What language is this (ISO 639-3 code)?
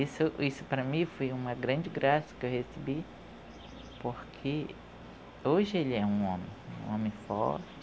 por